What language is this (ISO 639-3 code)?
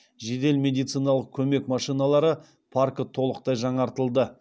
kaz